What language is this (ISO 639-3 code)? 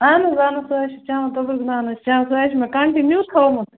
kas